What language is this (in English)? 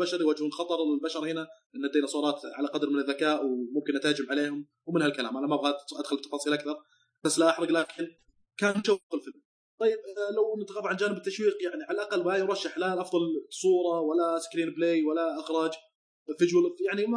Arabic